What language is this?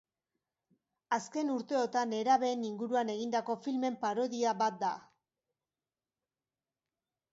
Basque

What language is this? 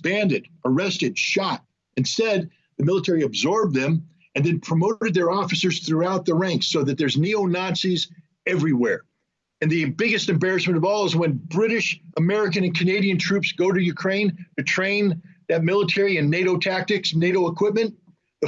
English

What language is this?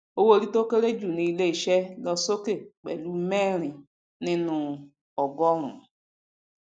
Yoruba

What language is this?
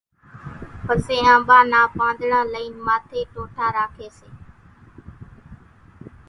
Kachi Koli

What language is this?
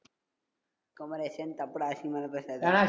Tamil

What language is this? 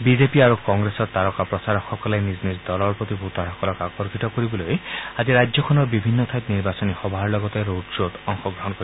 Assamese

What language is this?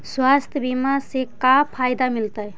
Magahi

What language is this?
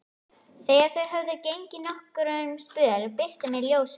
Icelandic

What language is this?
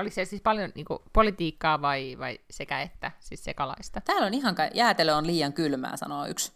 Finnish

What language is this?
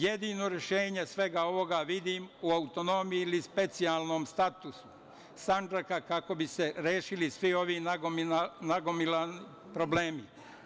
Serbian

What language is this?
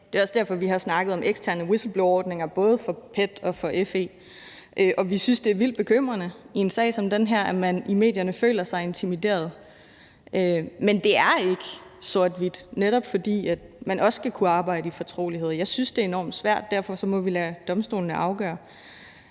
Danish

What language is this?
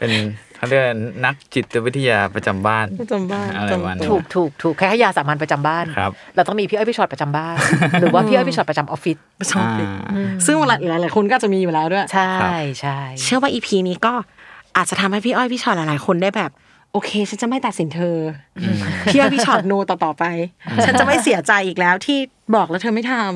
Thai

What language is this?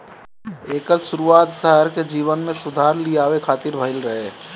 Bhojpuri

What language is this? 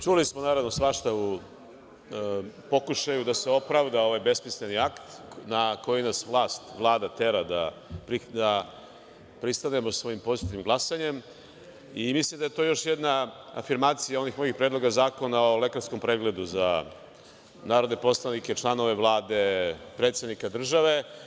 Serbian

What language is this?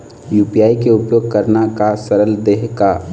Chhattisgarhi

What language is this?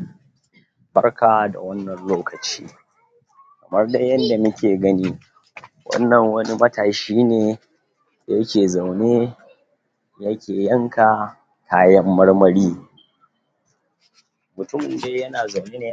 Hausa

